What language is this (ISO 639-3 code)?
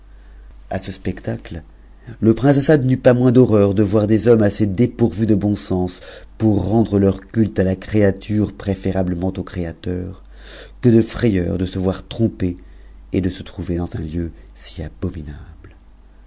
fra